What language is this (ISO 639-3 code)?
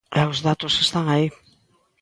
glg